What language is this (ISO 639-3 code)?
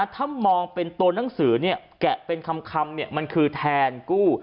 tha